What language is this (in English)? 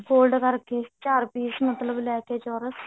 Punjabi